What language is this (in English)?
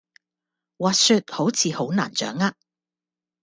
Cantonese